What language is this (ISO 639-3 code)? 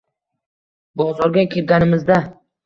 uzb